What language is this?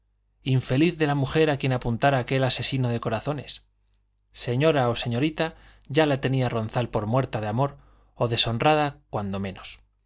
Spanish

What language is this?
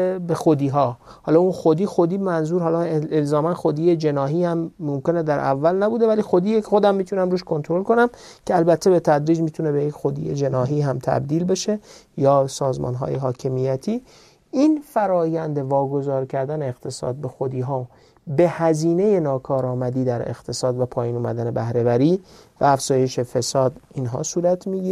Persian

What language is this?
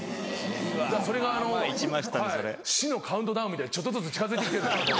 Japanese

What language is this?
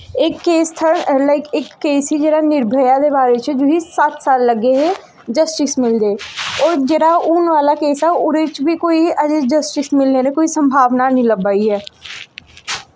Dogri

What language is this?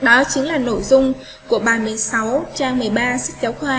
Vietnamese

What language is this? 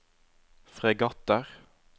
Norwegian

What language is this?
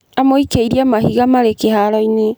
Kikuyu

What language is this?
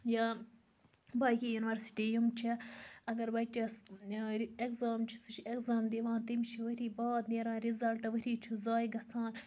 Kashmiri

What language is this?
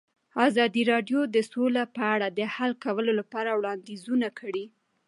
Pashto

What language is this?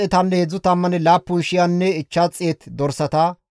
Gamo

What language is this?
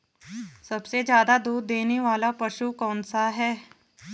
Hindi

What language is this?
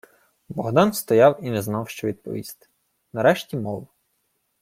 Ukrainian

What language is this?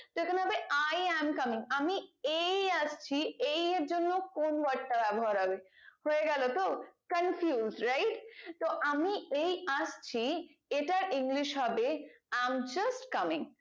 Bangla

